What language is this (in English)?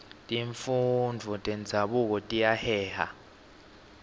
Swati